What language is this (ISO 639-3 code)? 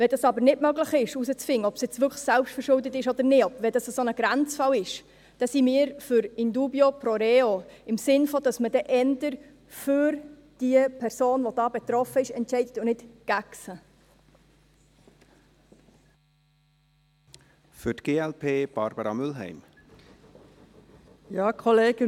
gsw